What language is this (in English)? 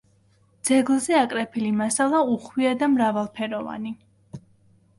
Georgian